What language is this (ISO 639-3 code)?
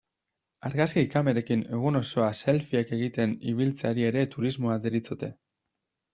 eus